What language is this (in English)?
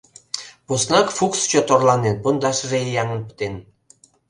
Mari